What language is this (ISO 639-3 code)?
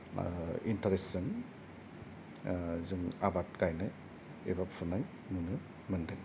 brx